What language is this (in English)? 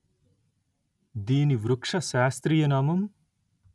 Telugu